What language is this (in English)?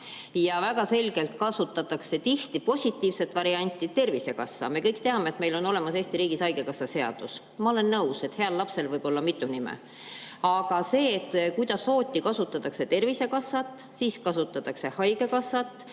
Estonian